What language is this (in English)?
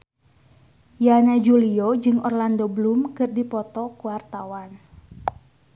Sundanese